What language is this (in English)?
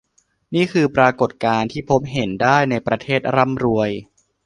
Thai